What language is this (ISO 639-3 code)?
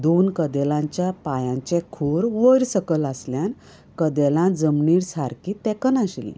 kok